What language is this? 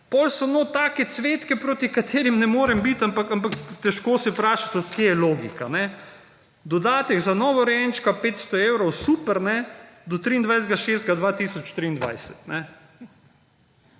Slovenian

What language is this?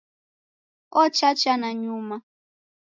Taita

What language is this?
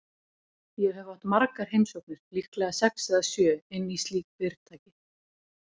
Icelandic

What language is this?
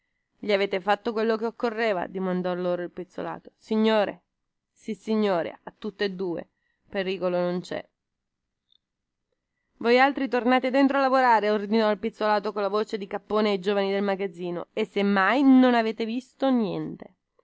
Italian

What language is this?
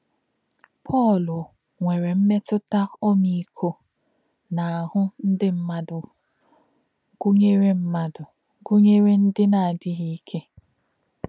Igbo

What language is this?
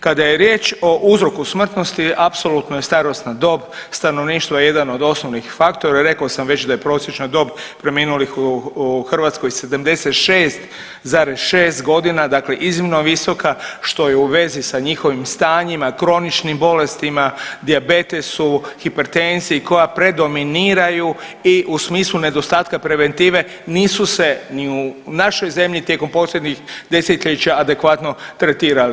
Croatian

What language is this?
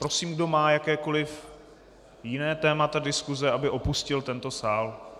Czech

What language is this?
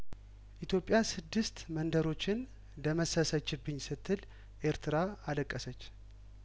Amharic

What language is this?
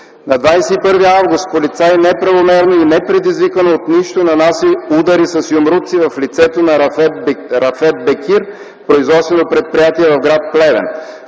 Bulgarian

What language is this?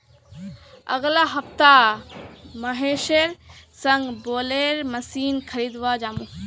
Magahi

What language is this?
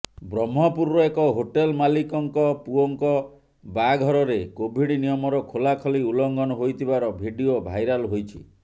Odia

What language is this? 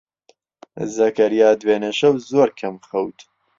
Central Kurdish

